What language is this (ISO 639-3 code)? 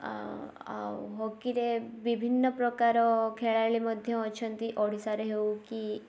ori